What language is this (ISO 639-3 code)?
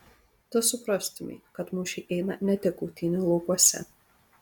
lit